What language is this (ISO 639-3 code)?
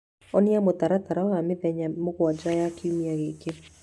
kik